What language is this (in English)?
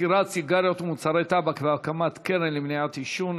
Hebrew